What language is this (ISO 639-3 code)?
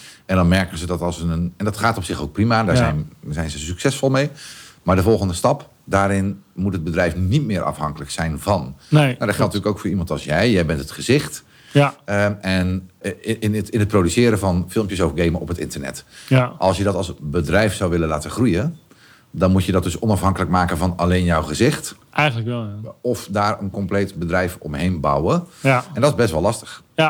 nld